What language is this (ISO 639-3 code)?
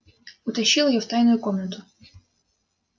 rus